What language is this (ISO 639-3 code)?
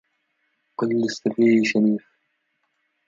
ara